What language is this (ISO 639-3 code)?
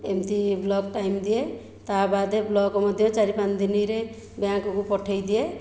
ori